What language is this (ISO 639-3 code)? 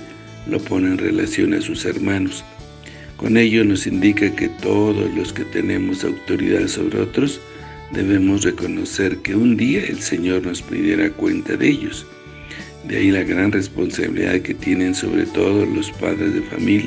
spa